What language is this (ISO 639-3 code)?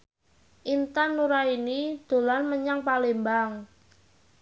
jav